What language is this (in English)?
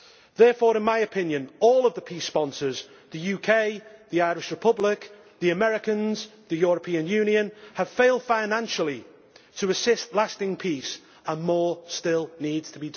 English